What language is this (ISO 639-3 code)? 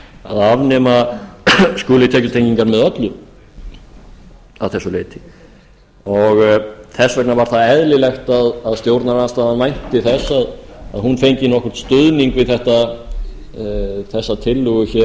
isl